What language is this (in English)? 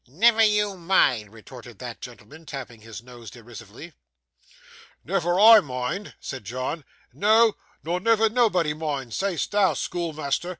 English